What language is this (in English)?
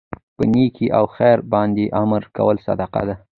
Pashto